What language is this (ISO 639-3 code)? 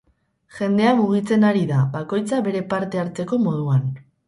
eus